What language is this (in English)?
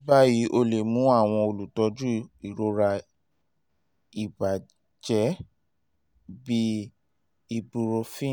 Yoruba